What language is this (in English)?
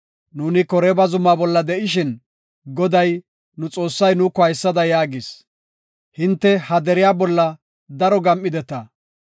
Gofa